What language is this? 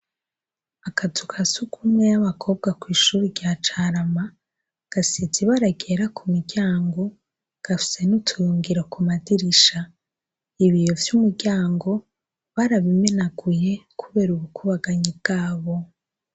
Rundi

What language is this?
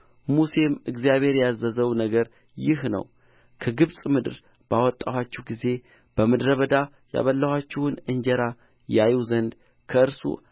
Amharic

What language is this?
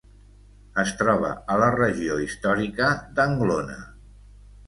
Catalan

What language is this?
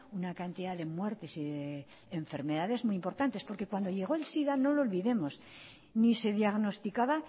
Spanish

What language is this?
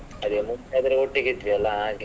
Kannada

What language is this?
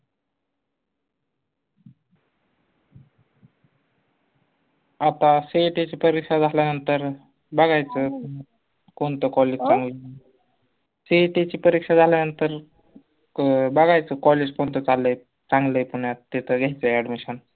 Marathi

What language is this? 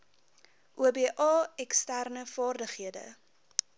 Afrikaans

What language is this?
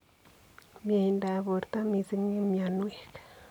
Kalenjin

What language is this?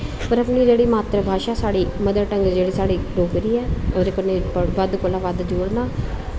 Dogri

